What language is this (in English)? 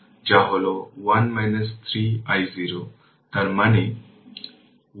Bangla